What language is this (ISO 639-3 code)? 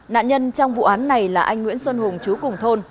vie